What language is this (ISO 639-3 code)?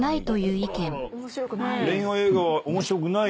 jpn